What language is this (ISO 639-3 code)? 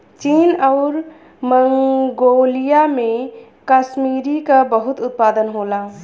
bho